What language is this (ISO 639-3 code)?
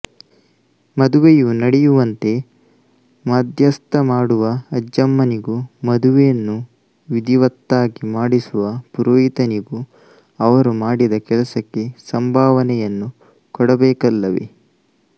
kan